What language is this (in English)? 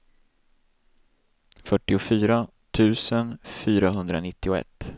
Swedish